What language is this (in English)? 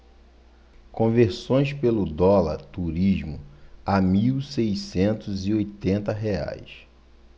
Portuguese